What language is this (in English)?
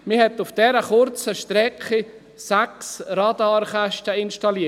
Swiss German